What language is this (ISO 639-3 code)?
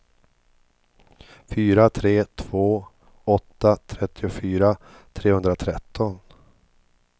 swe